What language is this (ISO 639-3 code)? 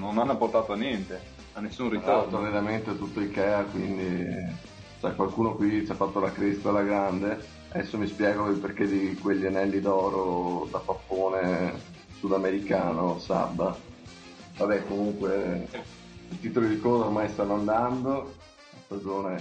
ita